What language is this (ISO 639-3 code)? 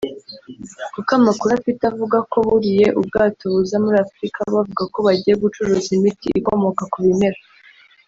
kin